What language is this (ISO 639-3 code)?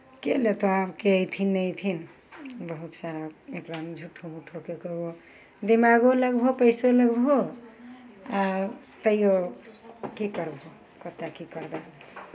mai